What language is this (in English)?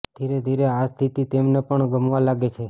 Gujarati